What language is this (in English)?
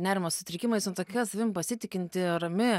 Lithuanian